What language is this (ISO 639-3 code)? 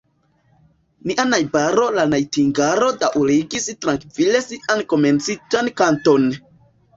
epo